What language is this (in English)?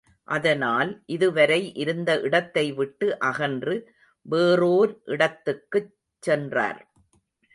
Tamil